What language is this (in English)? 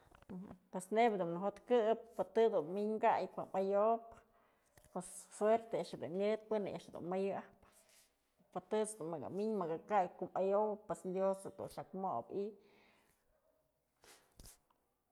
Mazatlán Mixe